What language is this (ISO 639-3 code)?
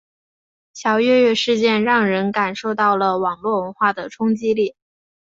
zho